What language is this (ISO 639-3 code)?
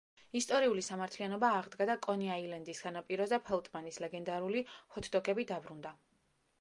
kat